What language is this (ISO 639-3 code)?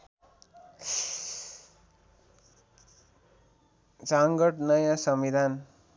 nep